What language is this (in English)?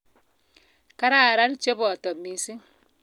Kalenjin